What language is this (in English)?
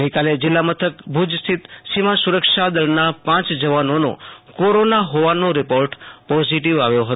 Gujarati